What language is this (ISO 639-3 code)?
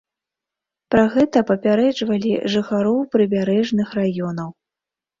bel